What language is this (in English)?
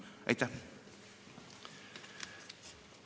Estonian